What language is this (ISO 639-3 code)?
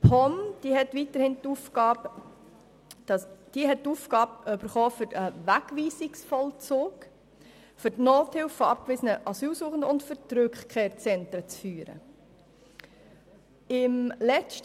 gsw